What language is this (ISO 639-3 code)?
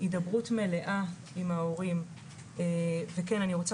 heb